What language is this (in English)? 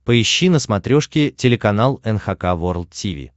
Russian